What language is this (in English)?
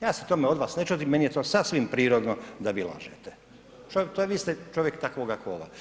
Croatian